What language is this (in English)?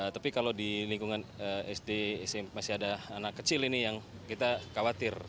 Indonesian